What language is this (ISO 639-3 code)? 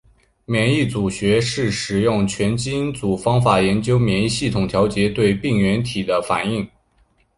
zho